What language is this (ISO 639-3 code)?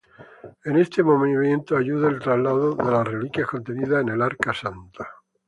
spa